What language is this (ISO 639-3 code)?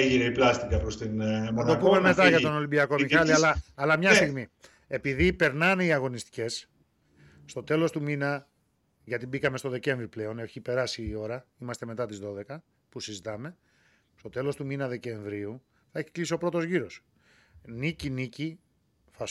ell